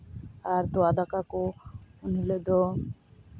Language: Santali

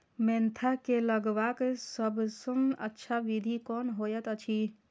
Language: Maithili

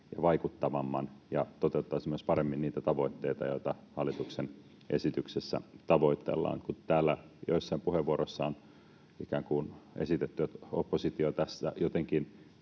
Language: Finnish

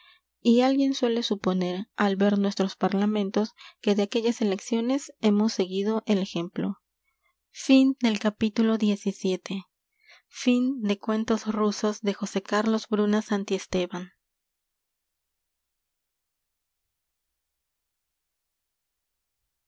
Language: Spanish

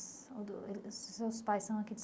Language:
Portuguese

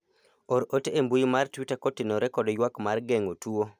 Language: Luo (Kenya and Tanzania)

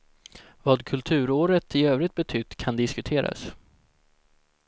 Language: Swedish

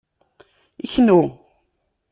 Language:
Kabyle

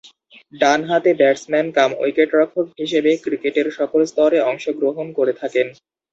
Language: Bangla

